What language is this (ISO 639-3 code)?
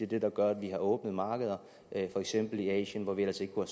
dan